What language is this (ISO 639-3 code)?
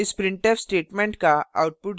hin